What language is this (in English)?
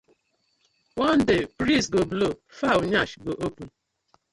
Nigerian Pidgin